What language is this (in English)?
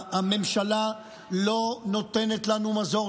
Hebrew